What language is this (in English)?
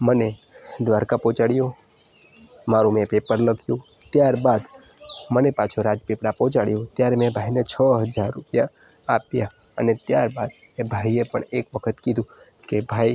Gujarati